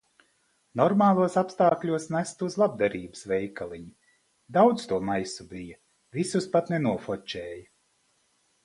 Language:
Latvian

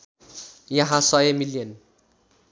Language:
Nepali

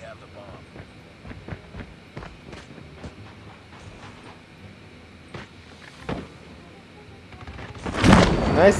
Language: Indonesian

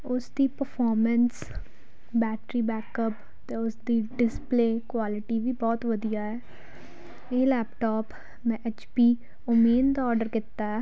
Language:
Punjabi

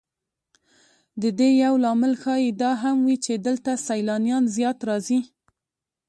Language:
Pashto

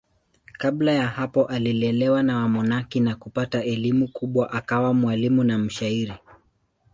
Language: Swahili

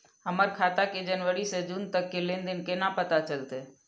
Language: Maithili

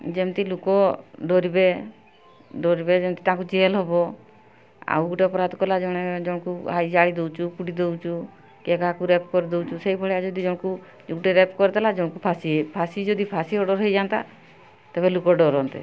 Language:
Odia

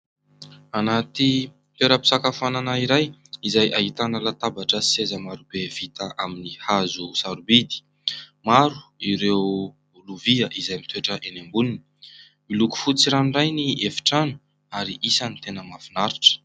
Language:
Malagasy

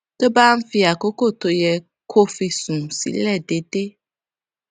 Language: Yoruba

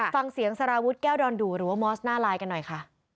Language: Thai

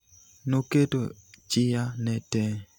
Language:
Luo (Kenya and Tanzania)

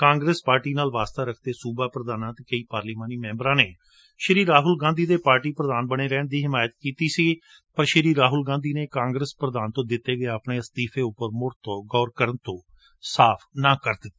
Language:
Punjabi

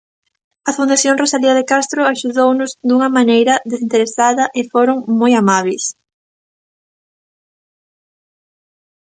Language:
Galician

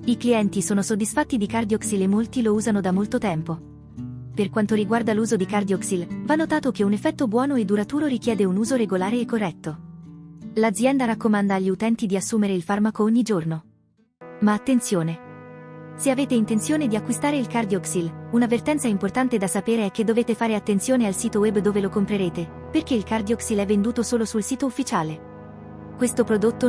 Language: Italian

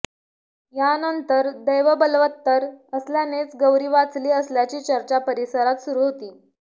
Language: Marathi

